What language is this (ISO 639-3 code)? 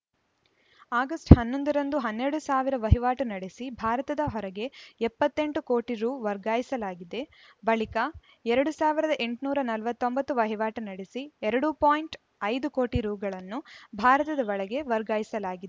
kan